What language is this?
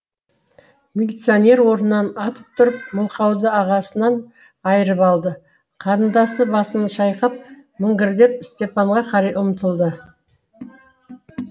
Kazakh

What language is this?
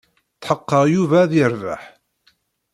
Kabyle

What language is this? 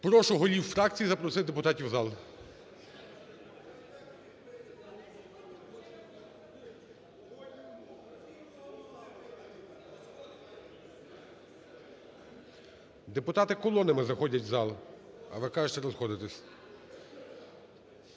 Ukrainian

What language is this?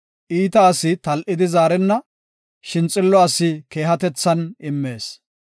Gofa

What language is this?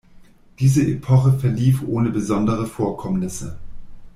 German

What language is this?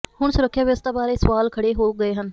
Punjabi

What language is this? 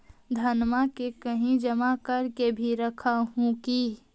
Magahi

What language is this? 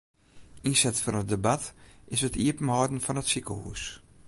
Western Frisian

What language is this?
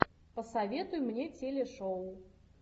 Russian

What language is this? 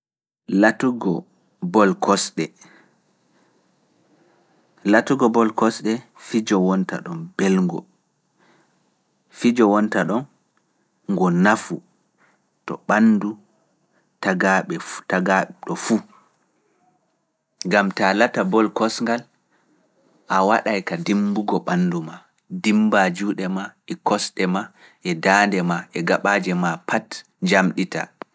Fula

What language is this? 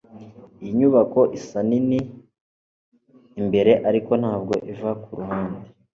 Kinyarwanda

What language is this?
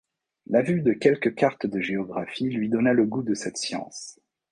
French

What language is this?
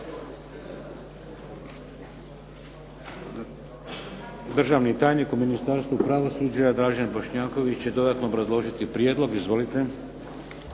Croatian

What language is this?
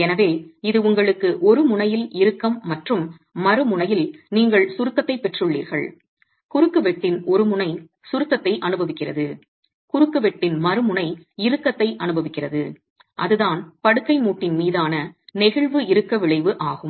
Tamil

